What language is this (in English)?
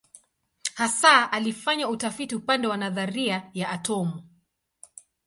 Swahili